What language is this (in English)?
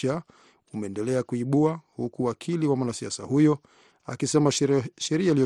Swahili